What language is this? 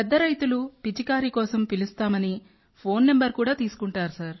Telugu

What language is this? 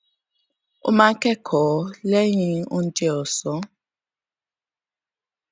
Yoruba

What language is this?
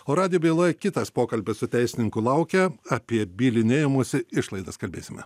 Lithuanian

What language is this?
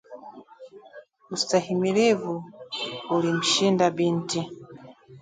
Swahili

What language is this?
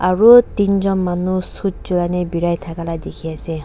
Naga Pidgin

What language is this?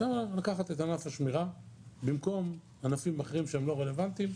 Hebrew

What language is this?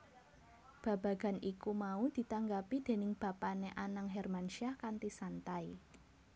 Javanese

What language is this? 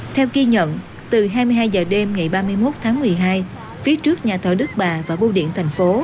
Vietnamese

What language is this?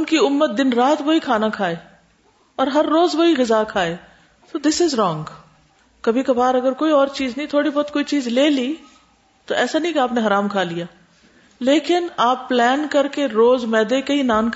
Urdu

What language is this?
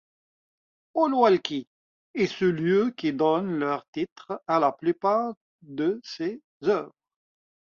French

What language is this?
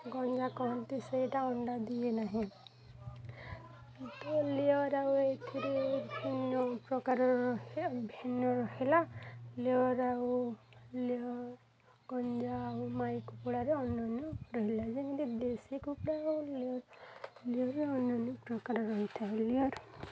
Odia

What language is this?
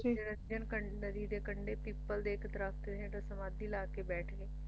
Punjabi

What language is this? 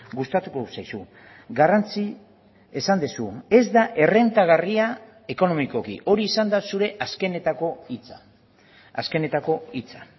Basque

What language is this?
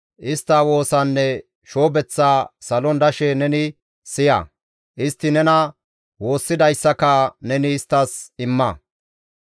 Gamo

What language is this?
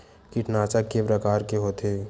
Chhattisgarhi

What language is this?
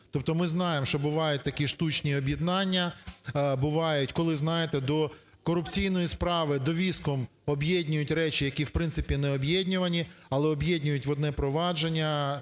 Ukrainian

